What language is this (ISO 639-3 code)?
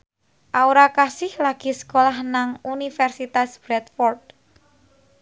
jav